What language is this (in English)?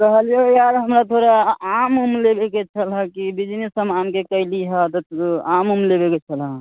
Maithili